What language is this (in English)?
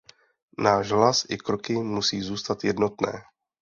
Czech